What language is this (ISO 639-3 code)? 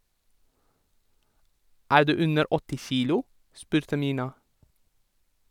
nor